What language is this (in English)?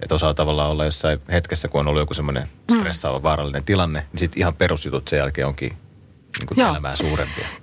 Finnish